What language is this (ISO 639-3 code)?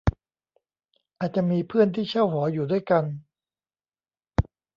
tha